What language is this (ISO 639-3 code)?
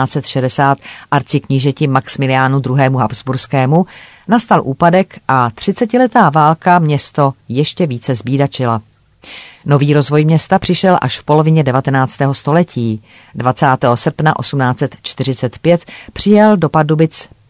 ces